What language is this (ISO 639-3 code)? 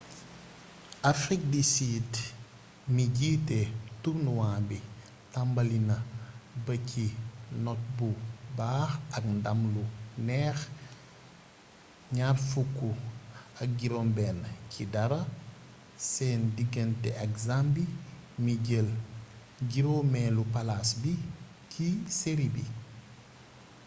wol